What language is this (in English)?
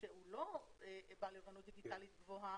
Hebrew